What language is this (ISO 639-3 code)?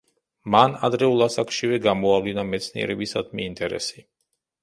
kat